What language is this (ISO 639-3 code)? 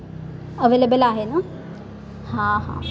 mar